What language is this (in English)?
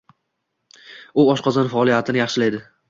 Uzbek